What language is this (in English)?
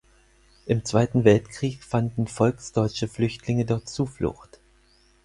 German